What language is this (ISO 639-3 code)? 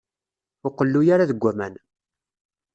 kab